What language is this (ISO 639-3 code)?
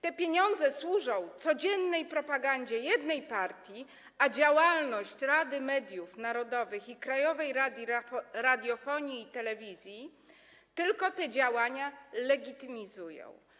pol